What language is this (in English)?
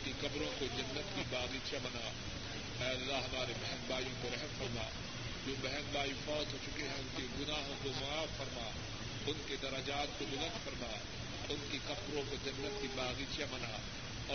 Urdu